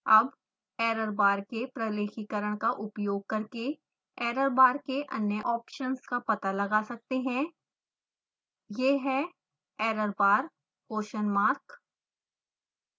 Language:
Hindi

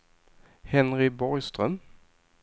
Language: Swedish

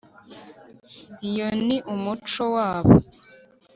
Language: Kinyarwanda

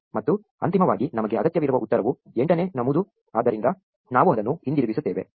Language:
Kannada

